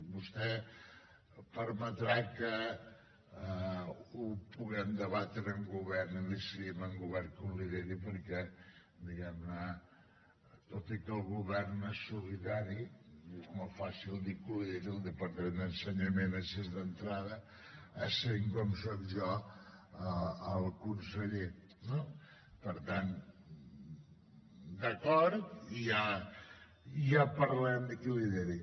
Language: Catalan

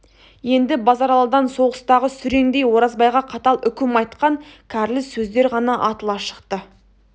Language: Kazakh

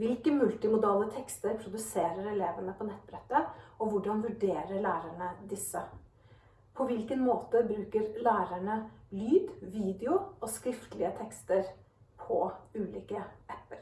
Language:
Norwegian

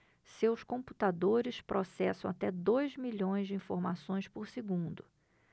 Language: Portuguese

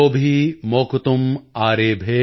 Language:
Punjabi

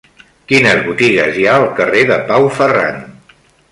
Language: Catalan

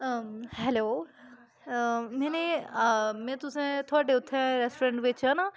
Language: Dogri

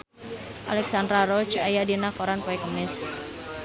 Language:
Sundanese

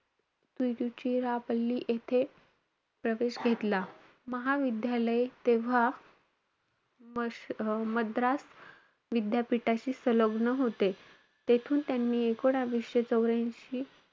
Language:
Marathi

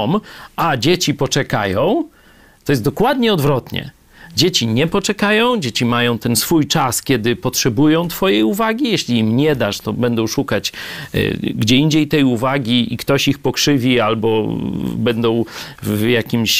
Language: Polish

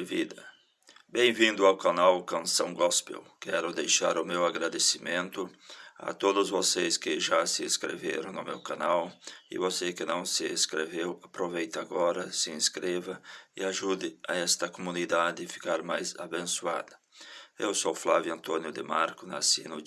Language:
Portuguese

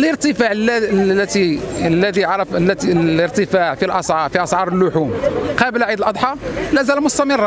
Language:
Arabic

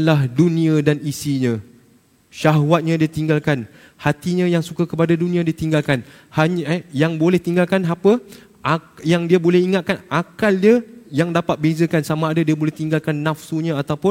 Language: Malay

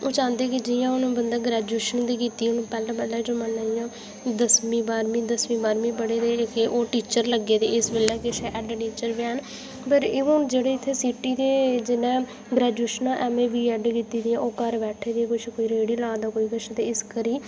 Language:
Dogri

